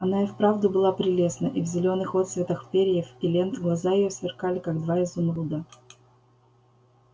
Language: Russian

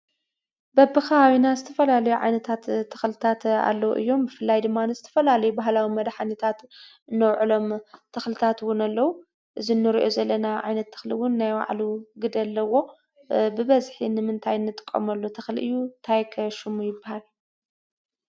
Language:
Tigrinya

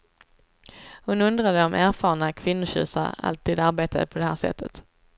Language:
Swedish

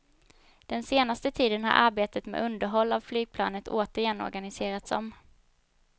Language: Swedish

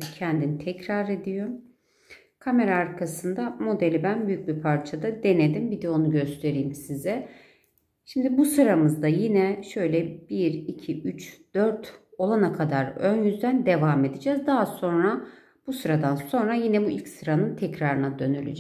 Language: Turkish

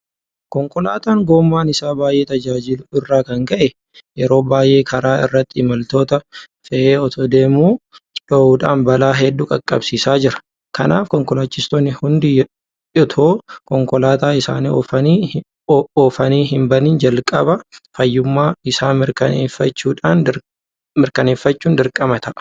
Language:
Oromo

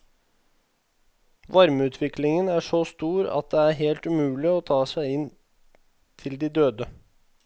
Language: Norwegian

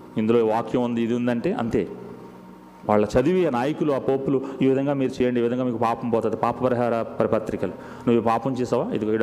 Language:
Telugu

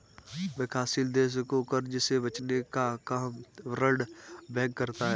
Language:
Hindi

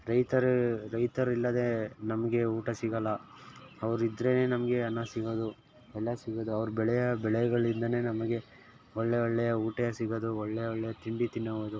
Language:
Kannada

